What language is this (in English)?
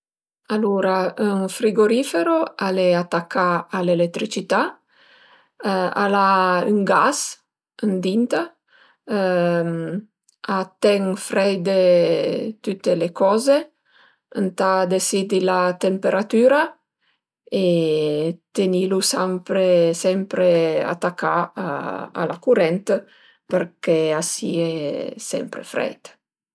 Piedmontese